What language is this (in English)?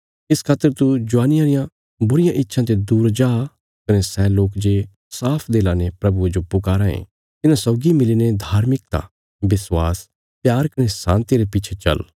Bilaspuri